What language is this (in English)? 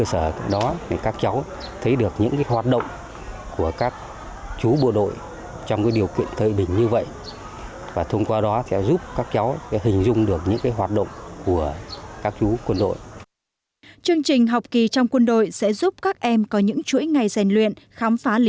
Vietnamese